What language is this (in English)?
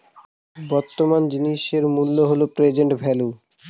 Bangla